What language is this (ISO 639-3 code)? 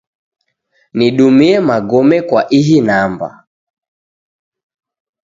dav